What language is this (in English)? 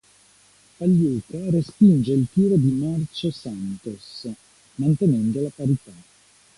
Italian